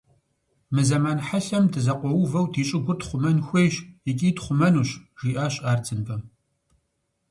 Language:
Kabardian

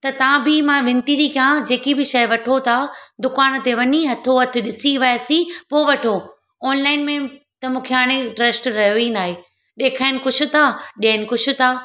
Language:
Sindhi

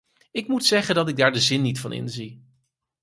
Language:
Dutch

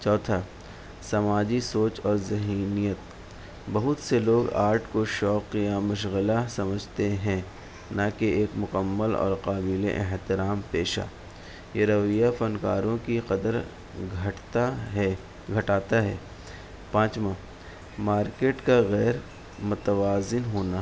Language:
Urdu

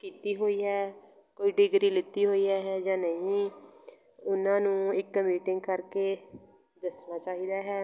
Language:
Punjabi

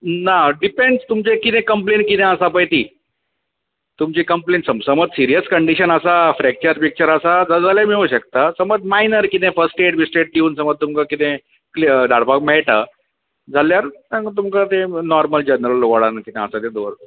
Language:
Konkani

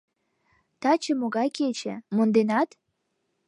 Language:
Mari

